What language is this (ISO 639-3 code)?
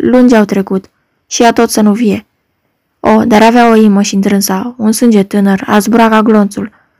ron